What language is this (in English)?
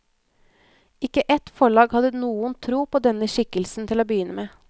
Norwegian